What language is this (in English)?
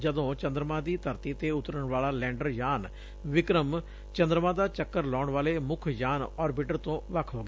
Punjabi